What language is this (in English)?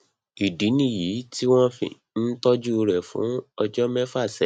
Yoruba